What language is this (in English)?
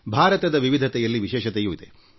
Kannada